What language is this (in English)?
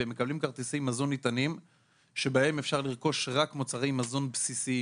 Hebrew